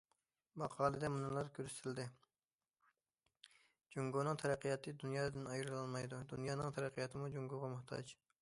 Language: Uyghur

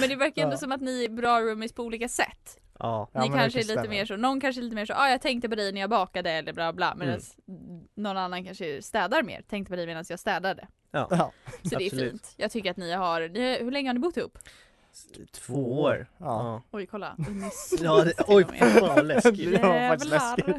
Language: Swedish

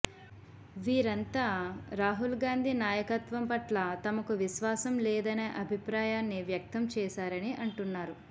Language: Telugu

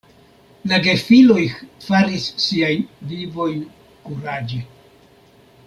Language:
Esperanto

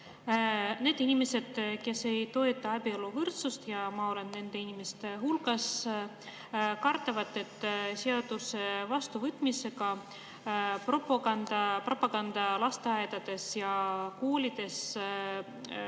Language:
Estonian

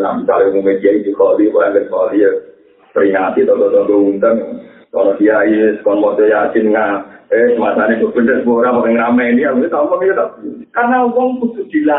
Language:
Indonesian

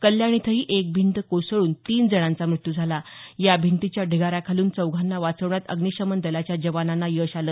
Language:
Marathi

